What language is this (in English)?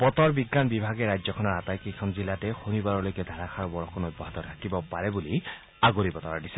Assamese